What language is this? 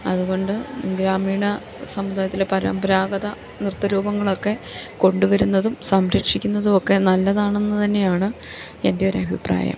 Malayalam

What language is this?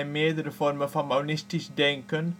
Dutch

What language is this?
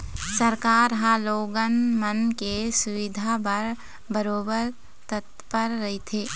Chhattisgarhi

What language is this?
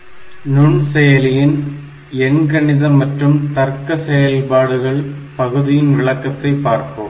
Tamil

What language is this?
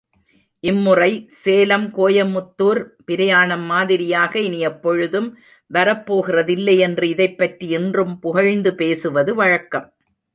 Tamil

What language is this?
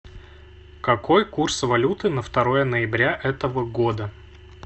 Russian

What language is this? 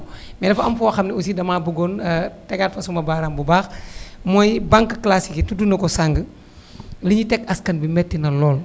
Wolof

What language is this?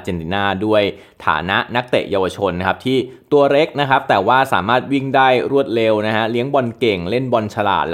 Thai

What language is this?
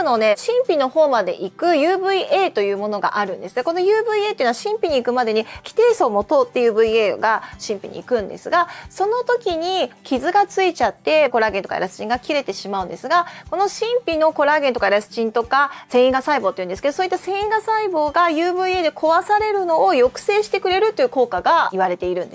Japanese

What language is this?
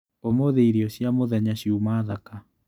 Kikuyu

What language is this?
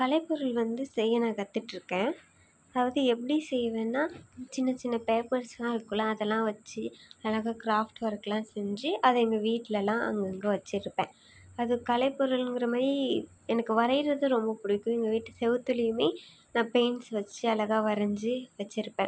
Tamil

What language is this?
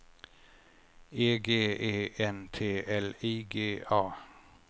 Swedish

